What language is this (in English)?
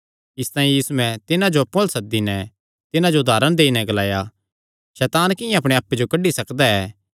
Kangri